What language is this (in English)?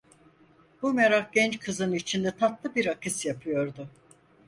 Turkish